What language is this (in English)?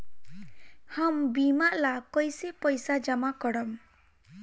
Bhojpuri